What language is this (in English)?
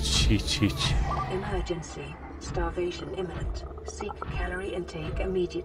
Turkish